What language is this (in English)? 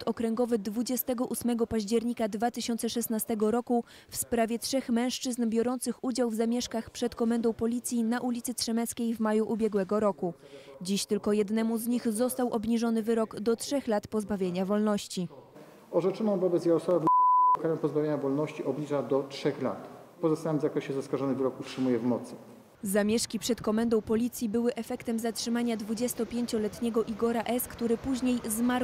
Polish